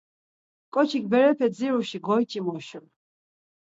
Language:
Laz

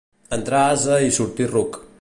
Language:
Catalan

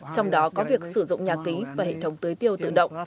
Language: Vietnamese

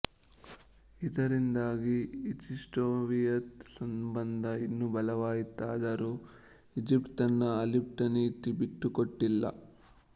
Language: Kannada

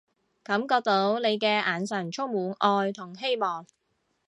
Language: Cantonese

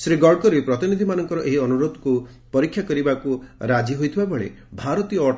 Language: Odia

